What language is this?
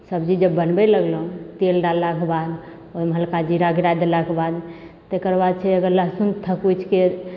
Maithili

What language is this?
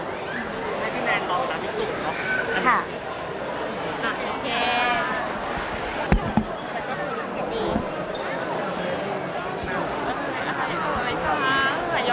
Thai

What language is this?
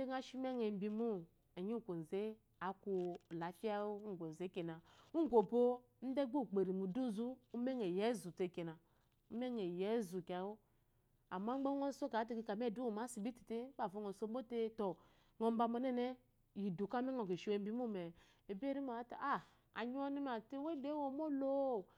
Eloyi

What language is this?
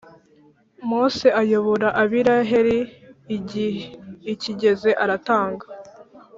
Kinyarwanda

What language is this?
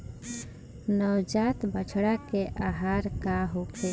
Bhojpuri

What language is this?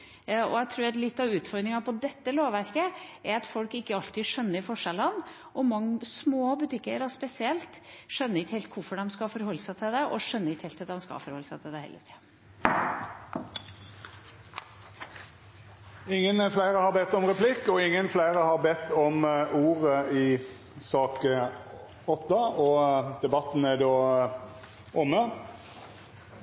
Norwegian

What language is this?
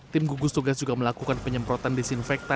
Indonesian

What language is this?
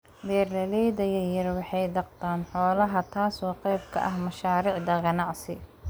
Somali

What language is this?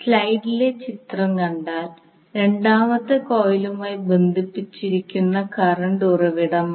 Malayalam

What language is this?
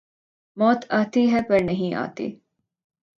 Urdu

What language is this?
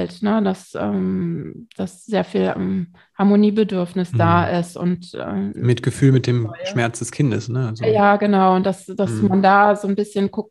German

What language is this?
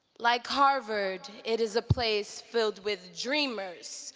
English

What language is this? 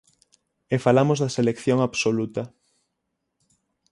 Galician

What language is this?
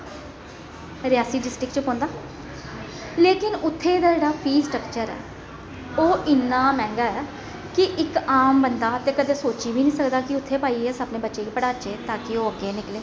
Dogri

